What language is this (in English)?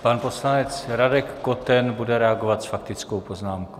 Czech